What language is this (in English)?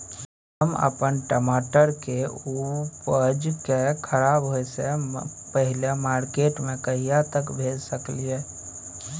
Maithili